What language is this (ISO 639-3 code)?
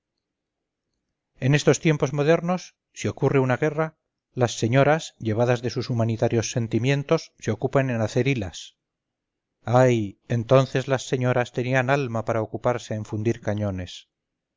spa